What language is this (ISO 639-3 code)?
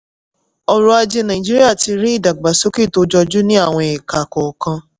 yor